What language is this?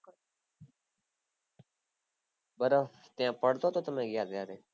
Gujarati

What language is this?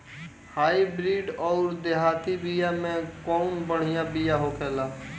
Bhojpuri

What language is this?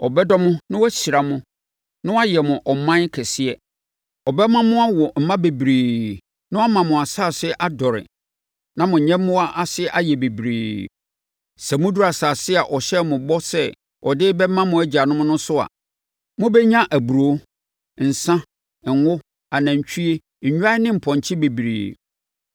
Akan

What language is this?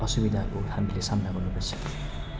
Nepali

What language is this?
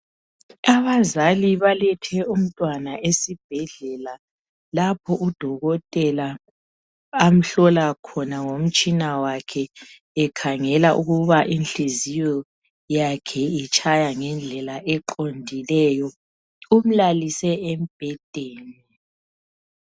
North Ndebele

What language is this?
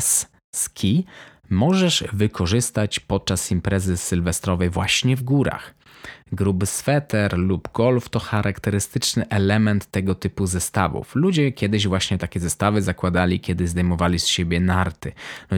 Polish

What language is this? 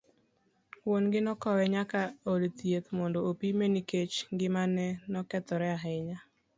Luo (Kenya and Tanzania)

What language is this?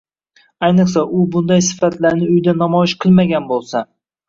Uzbek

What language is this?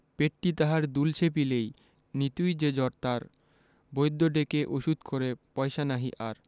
Bangla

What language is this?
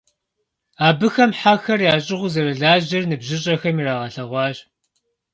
Kabardian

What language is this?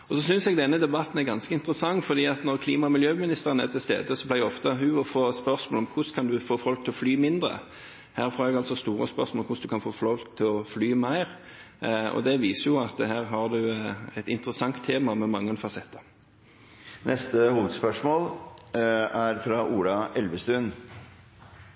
Norwegian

